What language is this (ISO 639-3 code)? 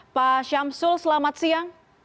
ind